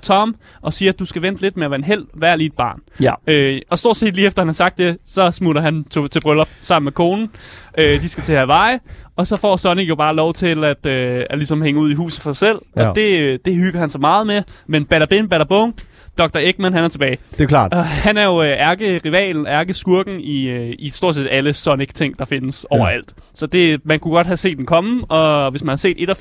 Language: Danish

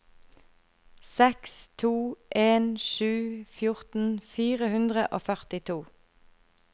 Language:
Norwegian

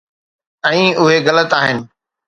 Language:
Sindhi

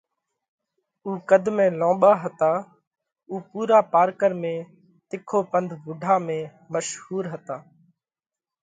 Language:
Parkari Koli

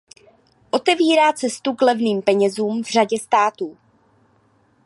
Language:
Czech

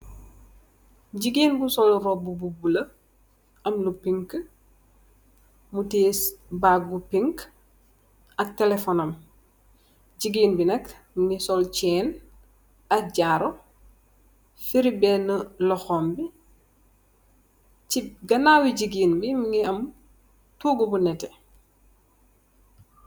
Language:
Wolof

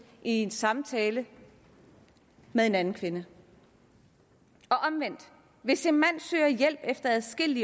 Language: Danish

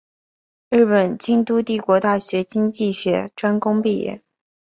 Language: Chinese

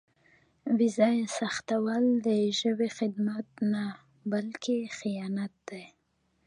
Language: Pashto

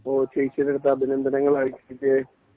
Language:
Malayalam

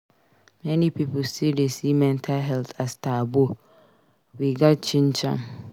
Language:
Nigerian Pidgin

